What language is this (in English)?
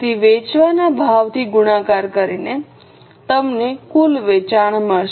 Gujarati